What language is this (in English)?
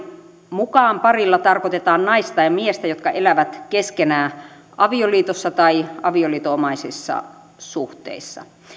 Finnish